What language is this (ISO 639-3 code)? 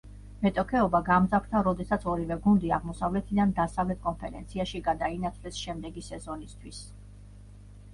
kat